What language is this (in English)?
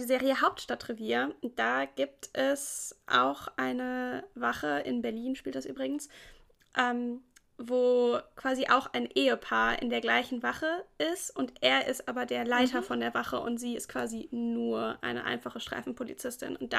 German